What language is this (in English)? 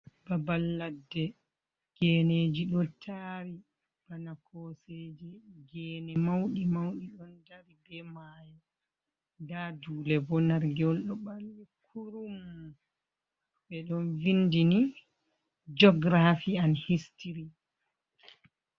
Fula